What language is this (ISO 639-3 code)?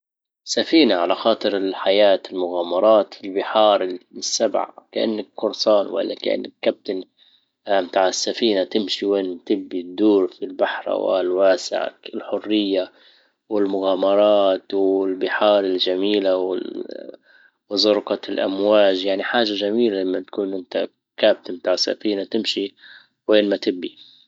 ayl